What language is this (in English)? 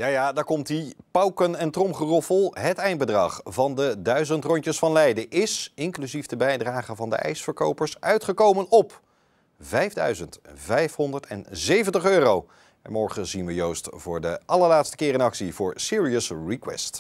Dutch